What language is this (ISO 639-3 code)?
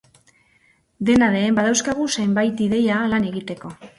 eus